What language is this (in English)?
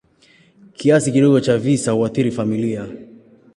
Swahili